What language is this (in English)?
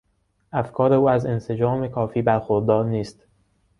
Persian